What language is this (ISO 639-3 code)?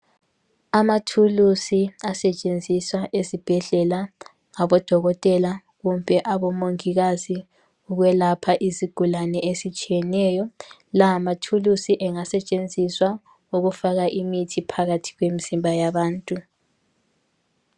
nde